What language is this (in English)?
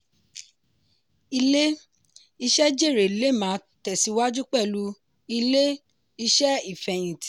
Yoruba